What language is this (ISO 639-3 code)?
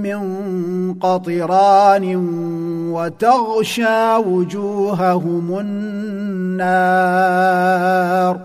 ara